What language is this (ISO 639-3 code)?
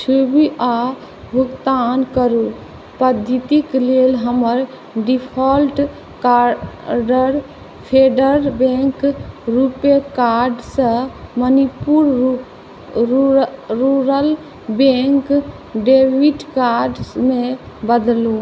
mai